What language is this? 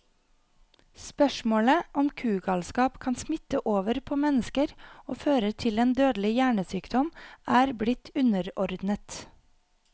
Norwegian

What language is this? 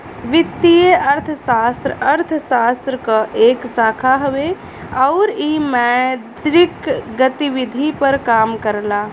Bhojpuri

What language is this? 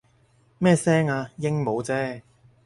Cantonese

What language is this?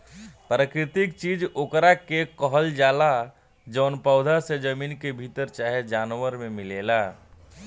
Bhojpuri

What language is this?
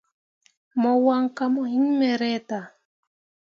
Mundang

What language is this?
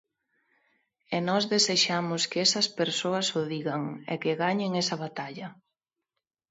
Galician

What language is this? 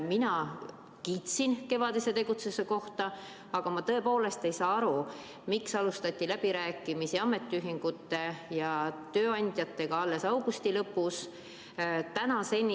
Estonian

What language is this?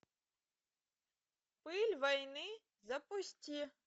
Russian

